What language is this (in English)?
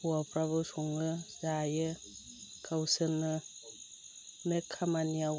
Bodo